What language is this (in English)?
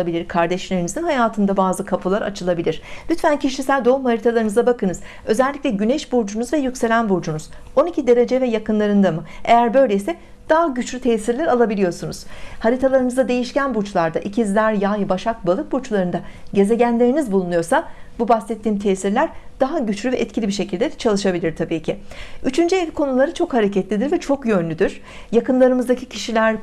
Turkish